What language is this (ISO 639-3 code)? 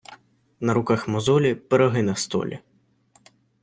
ukr